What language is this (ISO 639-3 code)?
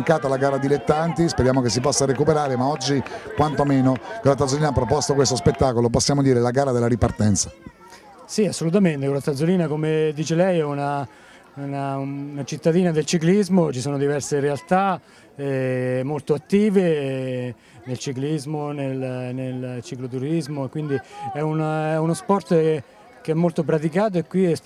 ita